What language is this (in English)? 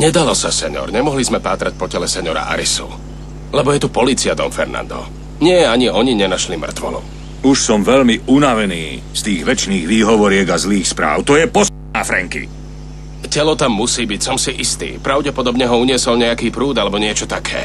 Czech